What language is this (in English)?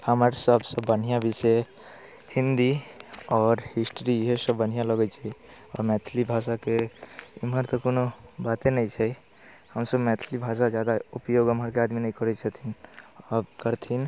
Maithili